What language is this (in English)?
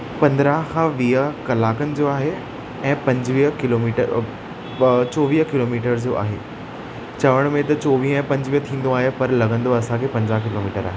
Sindhi